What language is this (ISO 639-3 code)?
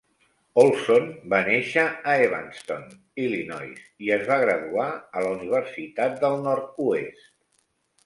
cat